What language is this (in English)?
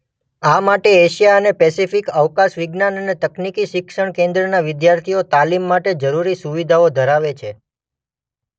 Gujarati